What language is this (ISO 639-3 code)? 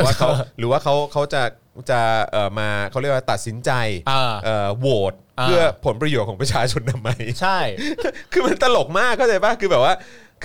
tha